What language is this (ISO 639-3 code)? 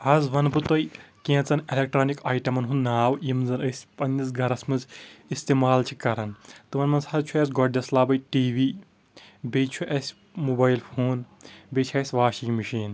kas